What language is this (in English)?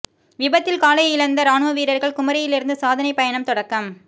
Tamil